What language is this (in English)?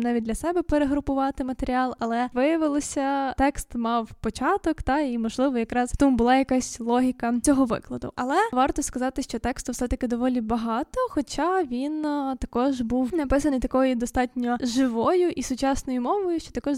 Ukrainian